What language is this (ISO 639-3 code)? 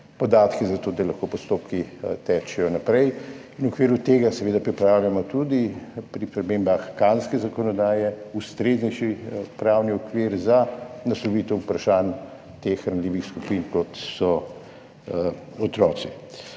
slv